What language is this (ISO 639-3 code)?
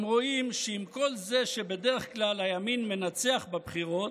heb